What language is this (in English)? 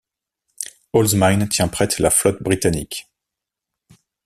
French